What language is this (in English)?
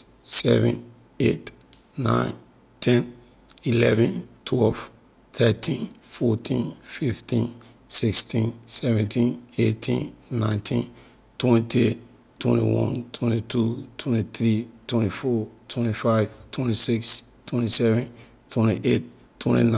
Liberian English